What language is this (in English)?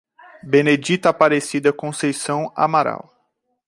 Portuguese